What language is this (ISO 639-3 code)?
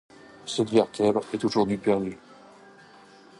fra